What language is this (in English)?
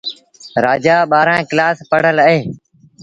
Sindhi Bhil